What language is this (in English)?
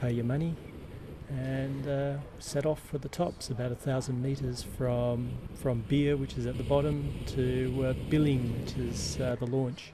English